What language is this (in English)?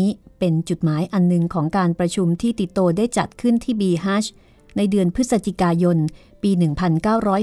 Thai